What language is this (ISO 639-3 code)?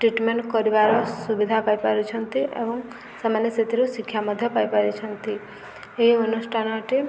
ori